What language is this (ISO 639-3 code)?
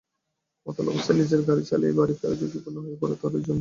ben